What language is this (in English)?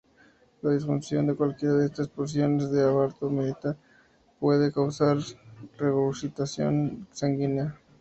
Spanish